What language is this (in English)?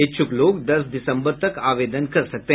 Hindi